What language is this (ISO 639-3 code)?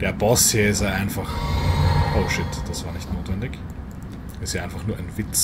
deu